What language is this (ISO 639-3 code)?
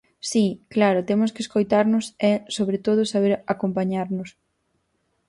glg